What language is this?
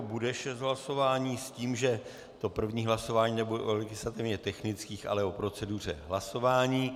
Czech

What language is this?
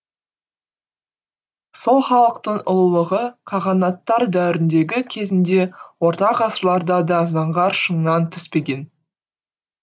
Kazakh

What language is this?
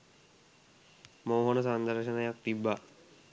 Sinhala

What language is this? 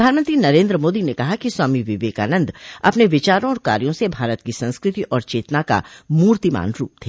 Hindi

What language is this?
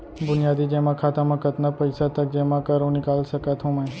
Chhattisgarhi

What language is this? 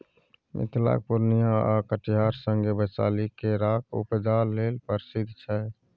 Maithili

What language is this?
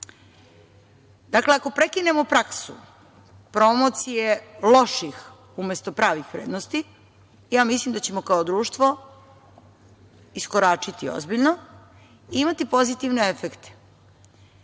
Serbian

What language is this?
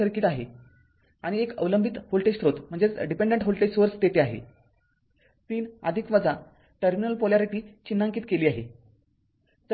Marathi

